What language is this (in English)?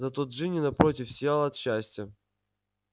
Russian